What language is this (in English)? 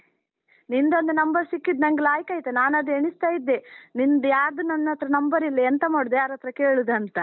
Kannada